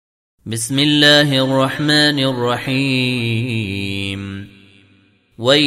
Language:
Arabic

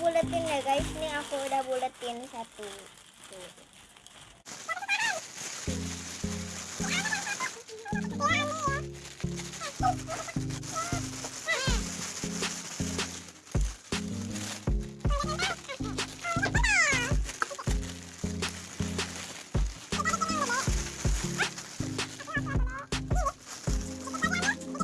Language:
Indonesian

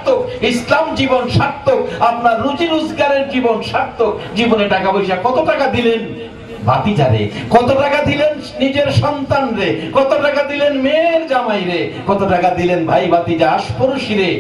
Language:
Indonesian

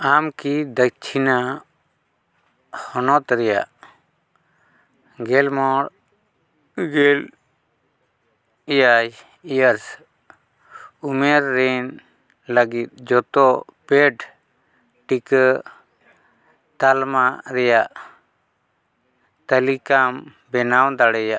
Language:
Santali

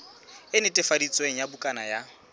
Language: Southern Sotho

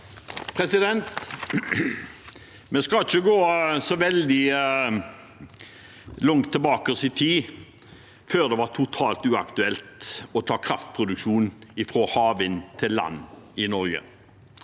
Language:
Norwegian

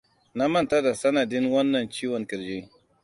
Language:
Hausa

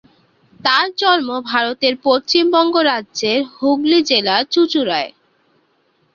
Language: Bangla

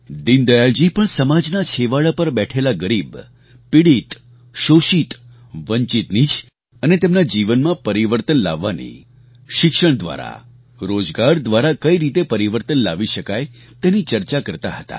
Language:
Gujarati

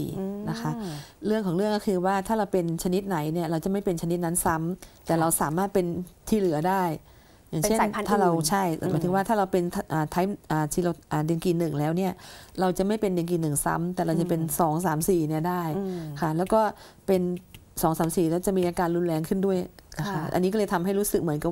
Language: Thai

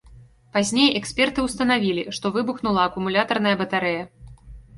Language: Belarusian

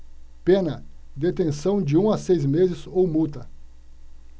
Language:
Portuguese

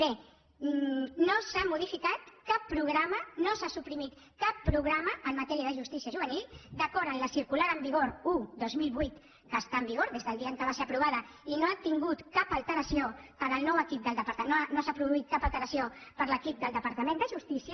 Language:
Catalan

